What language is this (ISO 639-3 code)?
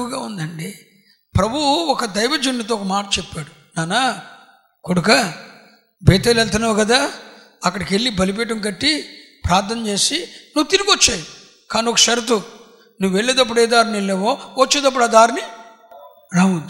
tel